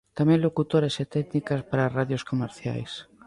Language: Galician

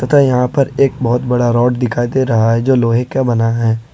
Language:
Hindi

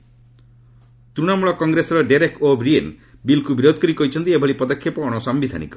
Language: Odia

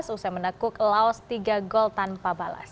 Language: Indonesian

